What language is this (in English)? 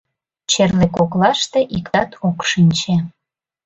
Mari